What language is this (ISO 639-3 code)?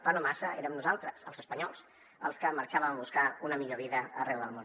cat